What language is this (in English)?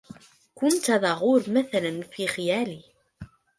Arabic